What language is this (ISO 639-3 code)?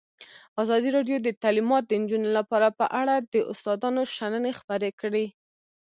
pus